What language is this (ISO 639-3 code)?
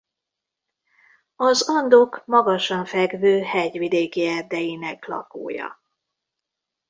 hun